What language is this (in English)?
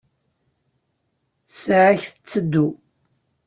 Kabyle